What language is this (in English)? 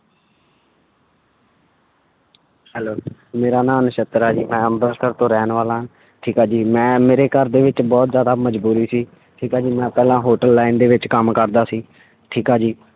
Punjabi